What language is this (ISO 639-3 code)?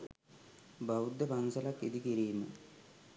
sin